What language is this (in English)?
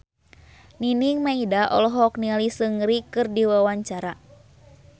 Sundanese